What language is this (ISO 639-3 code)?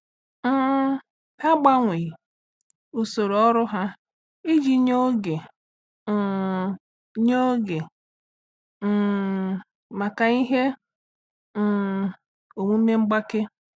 ibo